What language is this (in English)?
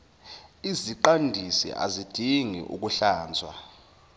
Zulu